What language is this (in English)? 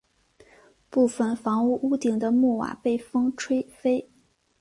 Chinese